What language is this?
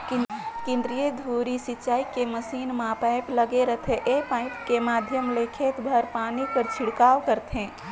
Chhattisgarhi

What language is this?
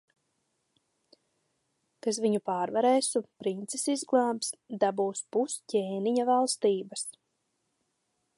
Latvian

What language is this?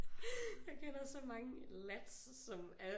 Danish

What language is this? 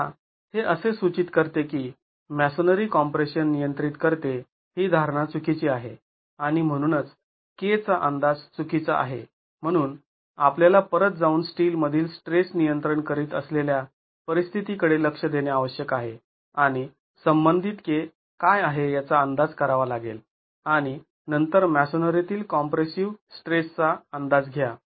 Marathi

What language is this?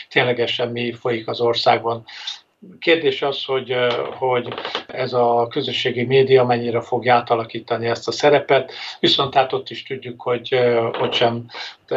Hungarian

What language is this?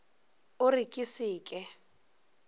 Northern Sotho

